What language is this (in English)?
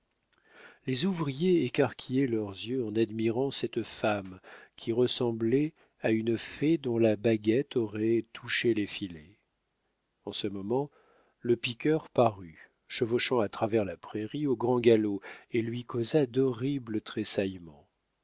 French